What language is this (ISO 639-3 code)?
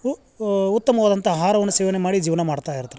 kan